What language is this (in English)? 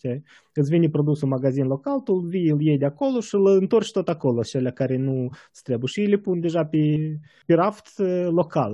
Romanian